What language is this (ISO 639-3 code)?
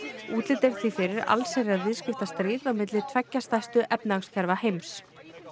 isl